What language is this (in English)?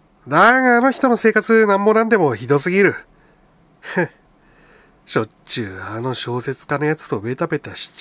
Japanese